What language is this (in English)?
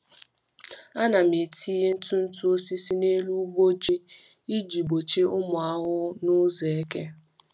Igbo